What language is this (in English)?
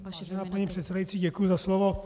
Czech